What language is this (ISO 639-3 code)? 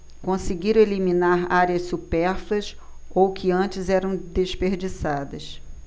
por